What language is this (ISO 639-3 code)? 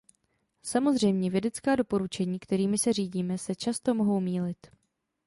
ces